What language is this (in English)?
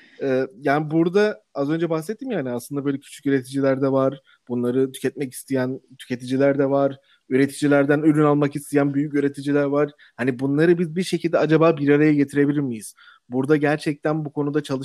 Turkish